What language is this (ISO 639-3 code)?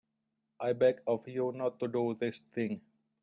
eng